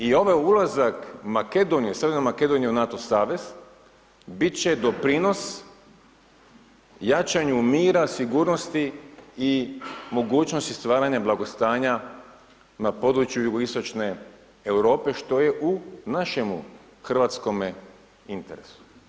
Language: Croatian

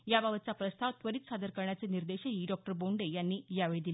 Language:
Marathi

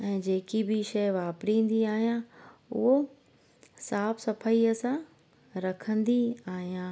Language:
Sindhi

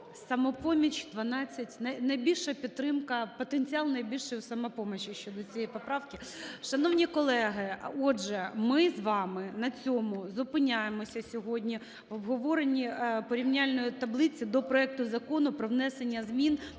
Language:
Ukrainian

